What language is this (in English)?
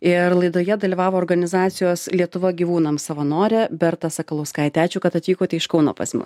Lithuanian